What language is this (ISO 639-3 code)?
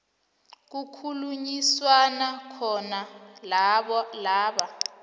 nbl